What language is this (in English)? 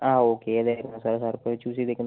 Malayalam